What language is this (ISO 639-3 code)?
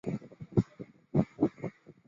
zho